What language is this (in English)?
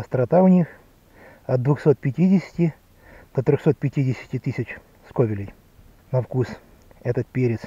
Russian